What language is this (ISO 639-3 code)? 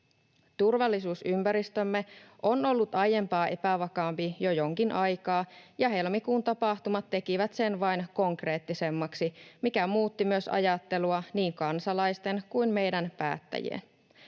fin